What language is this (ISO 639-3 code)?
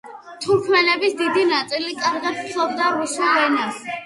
kat